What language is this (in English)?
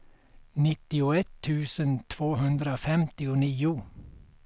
Swedish